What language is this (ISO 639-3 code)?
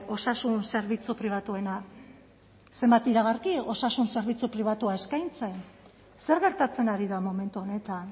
eus